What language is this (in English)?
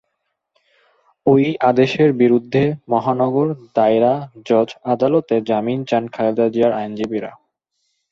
Bangla